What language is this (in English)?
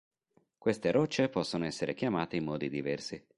Italian